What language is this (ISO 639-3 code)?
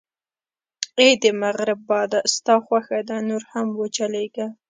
pus